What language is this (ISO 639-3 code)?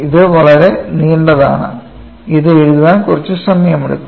mal